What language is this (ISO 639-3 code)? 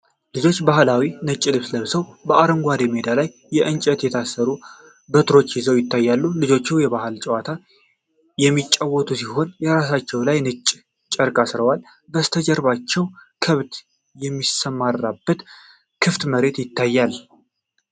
amh